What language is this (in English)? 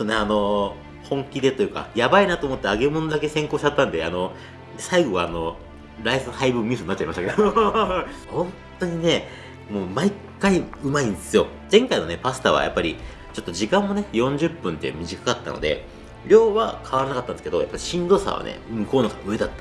Japanese